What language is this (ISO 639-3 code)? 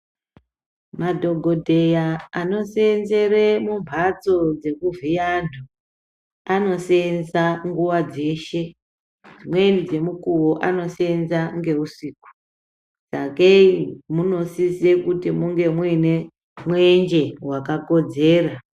ndc